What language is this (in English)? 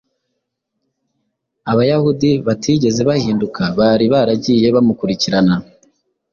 Kinyarwanda